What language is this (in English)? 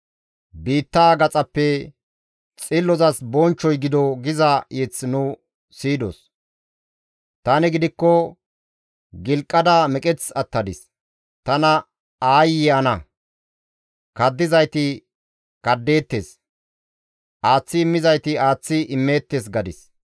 Gamo